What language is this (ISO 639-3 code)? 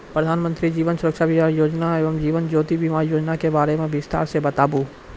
mai